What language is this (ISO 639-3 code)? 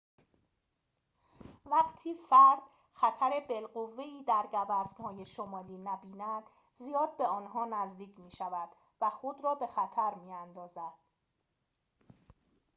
fas